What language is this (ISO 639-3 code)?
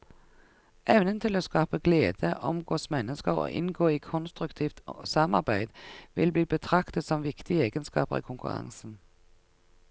nor